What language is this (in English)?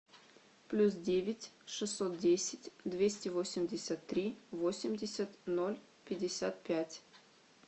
Russian